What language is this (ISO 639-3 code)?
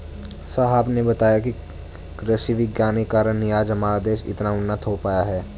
hin